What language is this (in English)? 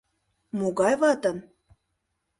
Mari